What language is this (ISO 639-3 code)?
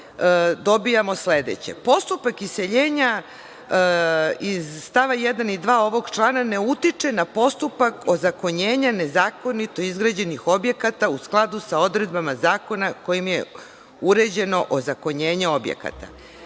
srp